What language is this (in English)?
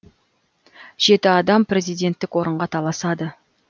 Kazakh